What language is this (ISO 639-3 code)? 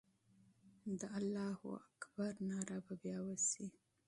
pus